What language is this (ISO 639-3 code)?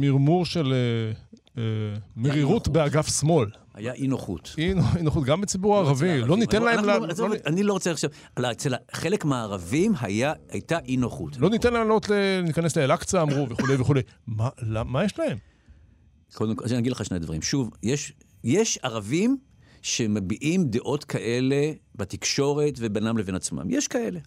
heb